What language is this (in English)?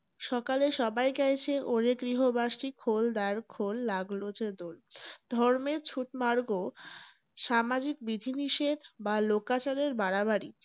Bangla